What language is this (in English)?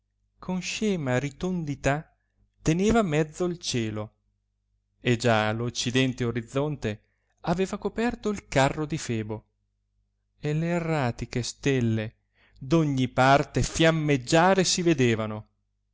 Italian